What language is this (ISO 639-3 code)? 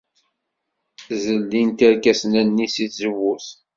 kab